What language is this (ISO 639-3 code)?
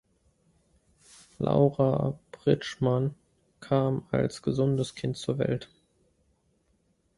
deu